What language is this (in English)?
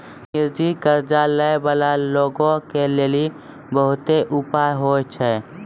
Maithili